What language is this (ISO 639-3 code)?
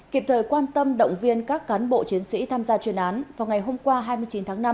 vie